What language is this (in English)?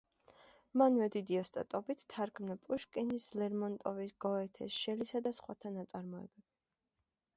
Georgian